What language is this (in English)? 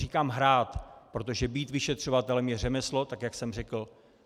Czech